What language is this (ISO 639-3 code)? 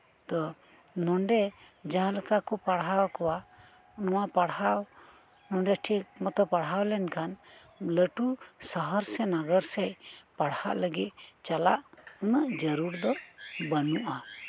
sat